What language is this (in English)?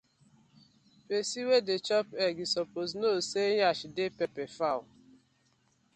Nigerian Pidgin